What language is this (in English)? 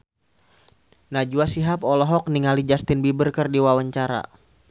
Sundanese